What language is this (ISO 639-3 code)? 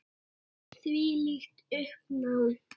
isl